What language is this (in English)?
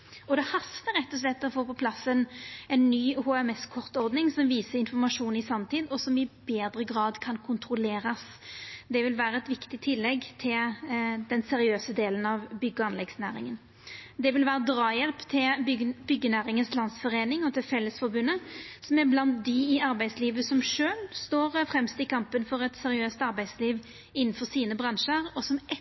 Norwegian Nynorsk